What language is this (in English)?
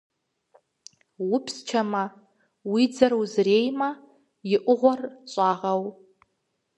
Kabardian